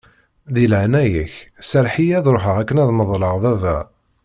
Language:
Kabyle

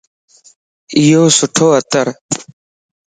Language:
Lasi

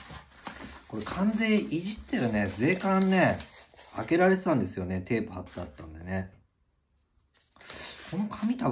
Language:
Japanese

